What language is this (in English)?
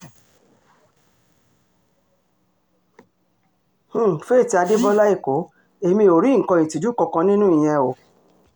Yoruba